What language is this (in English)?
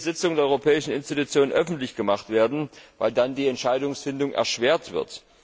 German